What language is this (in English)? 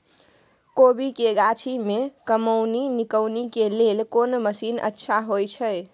Maithili